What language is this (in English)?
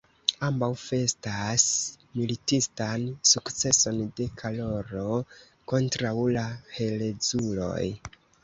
Esperanto